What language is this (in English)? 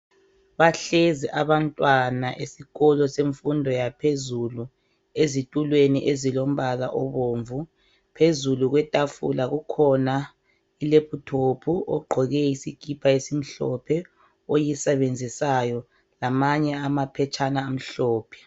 North Ndebele